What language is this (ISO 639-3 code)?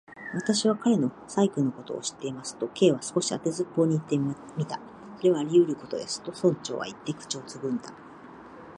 jpn